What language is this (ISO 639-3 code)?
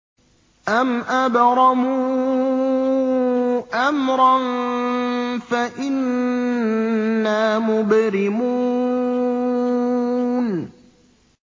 ara